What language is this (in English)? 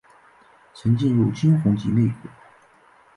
Chinese